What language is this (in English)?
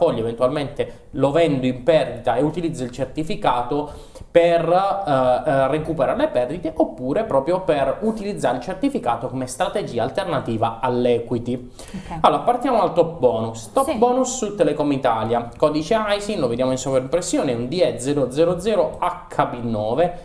Italian